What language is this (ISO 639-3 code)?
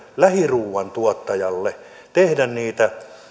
fin